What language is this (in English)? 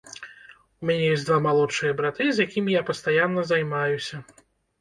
Belarusian